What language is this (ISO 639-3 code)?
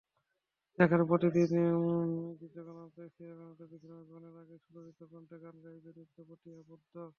ben